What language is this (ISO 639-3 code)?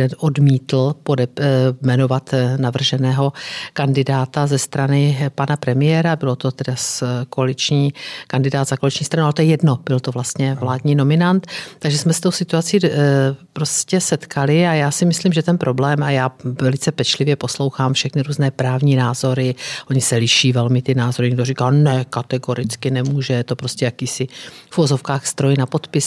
ces